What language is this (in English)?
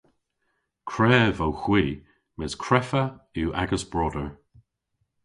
Cornish